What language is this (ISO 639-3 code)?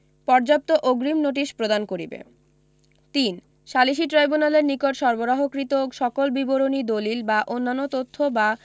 ben